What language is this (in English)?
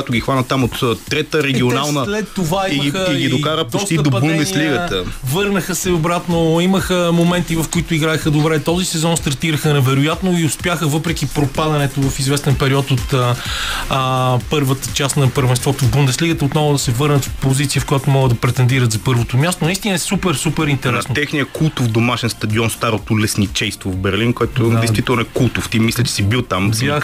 Bulgarian